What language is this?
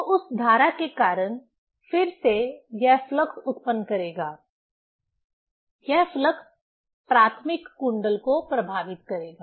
Hindi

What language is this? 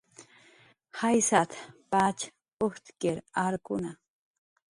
Jaqaru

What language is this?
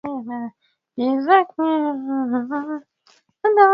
Swahili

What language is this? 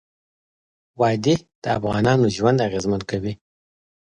Pashto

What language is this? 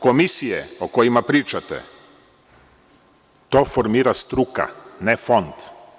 Serbian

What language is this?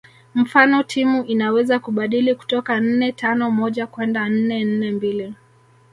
Swahili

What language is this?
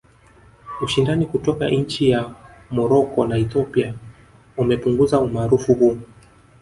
Swahili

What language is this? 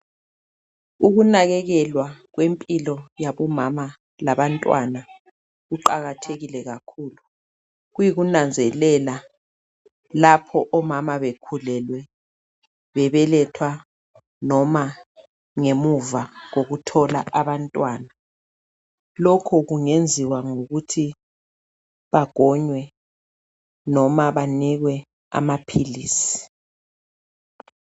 North Ndebele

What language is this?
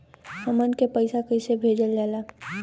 Bhojpuri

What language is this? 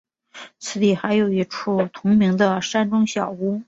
Chinese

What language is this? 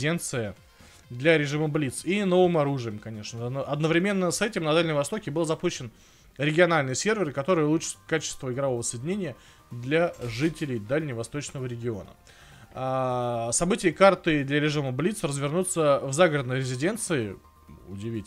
Russian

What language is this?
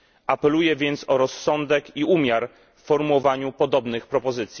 Polish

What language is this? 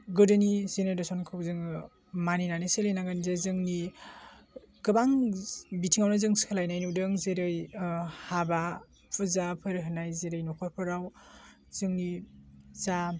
Bodo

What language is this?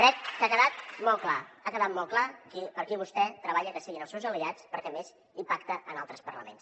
Catalan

